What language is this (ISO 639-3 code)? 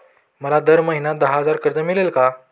mar